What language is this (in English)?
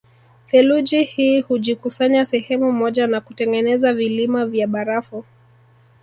Swahili